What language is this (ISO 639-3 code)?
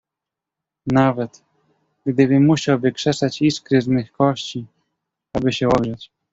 pol